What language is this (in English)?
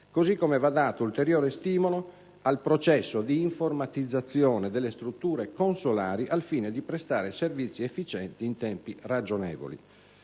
Italian